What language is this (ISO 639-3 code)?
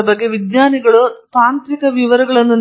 kan